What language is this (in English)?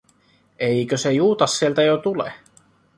Finnish